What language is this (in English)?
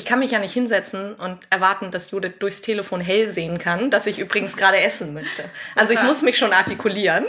German